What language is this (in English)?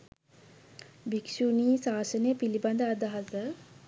Sinhala